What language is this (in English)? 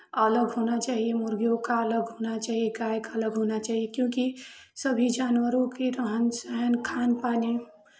Hindi